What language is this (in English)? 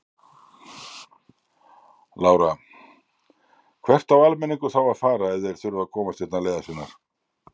Icelandic